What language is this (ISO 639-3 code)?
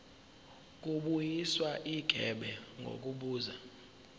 zul